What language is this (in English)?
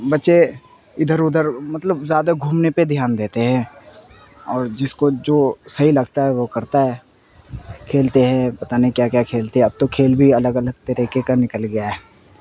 Urdu